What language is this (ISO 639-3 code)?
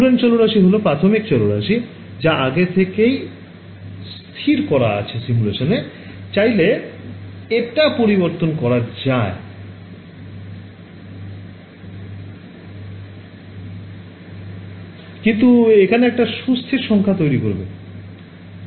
ben